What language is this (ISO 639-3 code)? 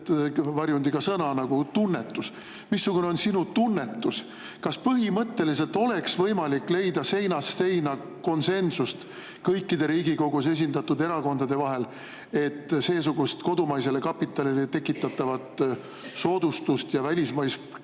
est